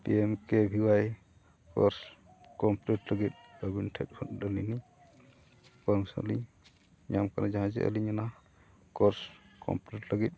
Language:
Santali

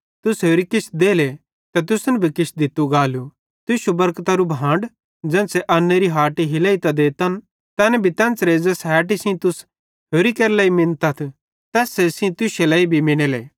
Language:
Bhadrawahi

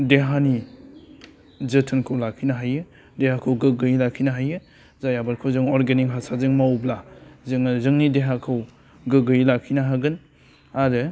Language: Bodo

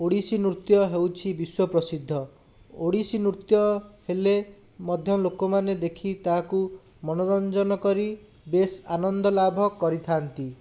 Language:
Odia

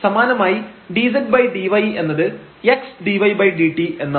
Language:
Malayalam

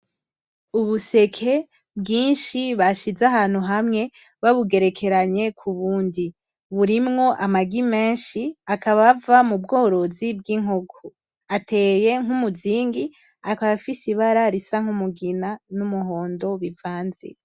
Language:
Rundi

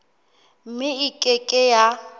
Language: Southern Sotho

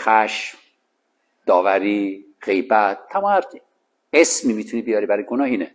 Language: Persian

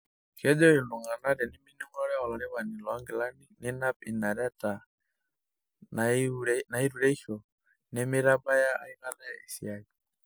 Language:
Masai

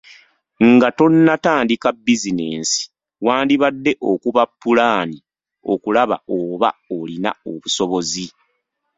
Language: Ganda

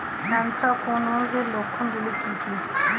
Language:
Bangla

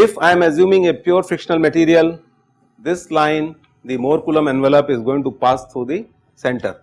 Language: English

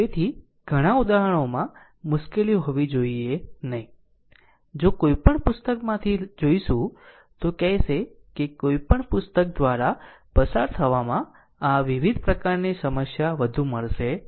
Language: Gujarati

